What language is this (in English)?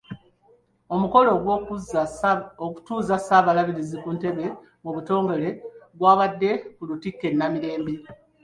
Ganda